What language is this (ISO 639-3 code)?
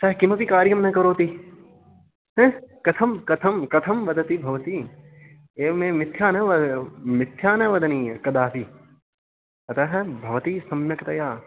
san